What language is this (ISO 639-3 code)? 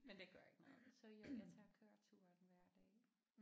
dan